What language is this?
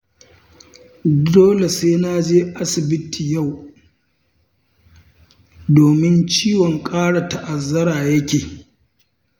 Hausa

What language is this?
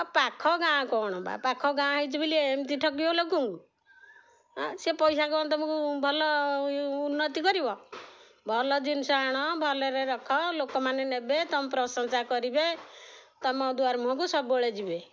Odia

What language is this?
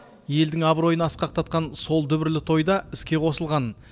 Kazakh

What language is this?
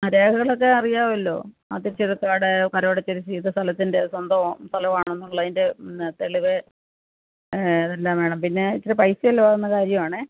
Malayalam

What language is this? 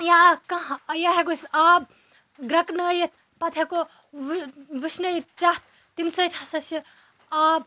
Kashmiri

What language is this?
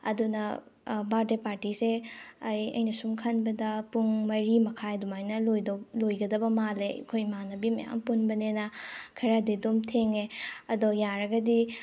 Manipuri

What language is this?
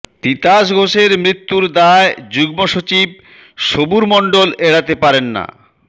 Bangla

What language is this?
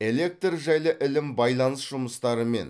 Kazakh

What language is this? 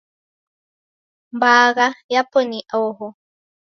Taita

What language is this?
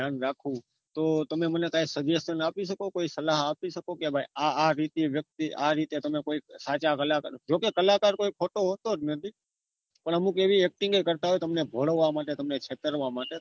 Gujarati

